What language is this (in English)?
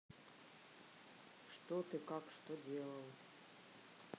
Russian